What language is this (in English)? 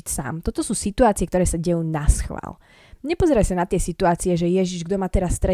Slovak